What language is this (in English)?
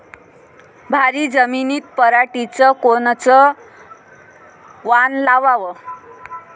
Marathi